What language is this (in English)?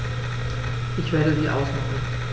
German